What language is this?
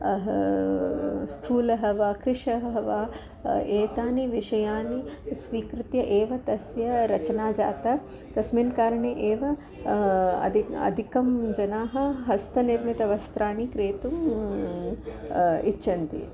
Sanskrit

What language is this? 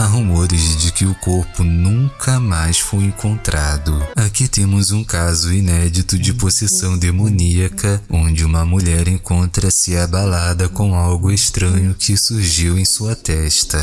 Portuguese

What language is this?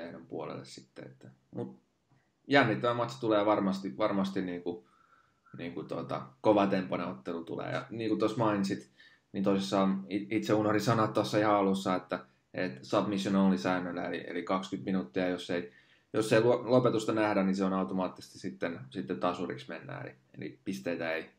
Finnish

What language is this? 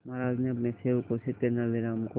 Hindi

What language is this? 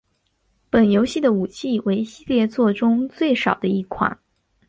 Chinese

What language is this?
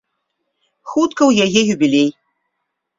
Belarusian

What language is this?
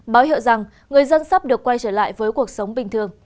Vietnamese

